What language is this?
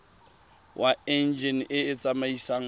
Tswana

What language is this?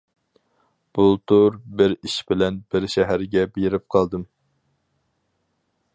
Uyghur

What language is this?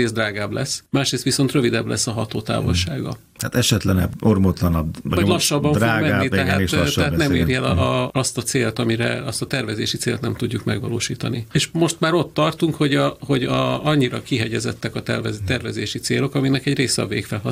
Hungarian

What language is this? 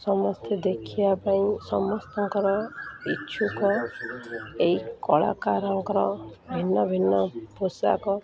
Odia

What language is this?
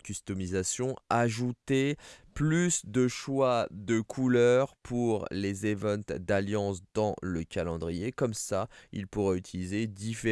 French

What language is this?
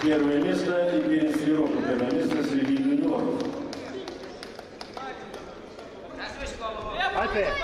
Russian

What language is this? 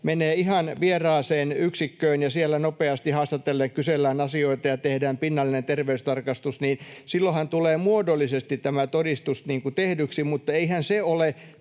Finnish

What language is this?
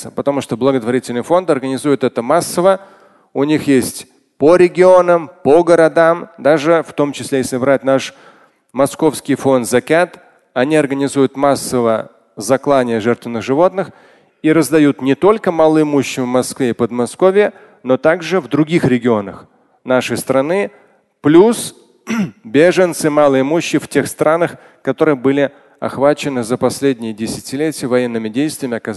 Russian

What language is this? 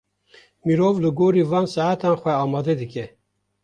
Kurdish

